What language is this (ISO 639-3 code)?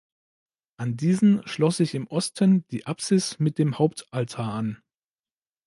deu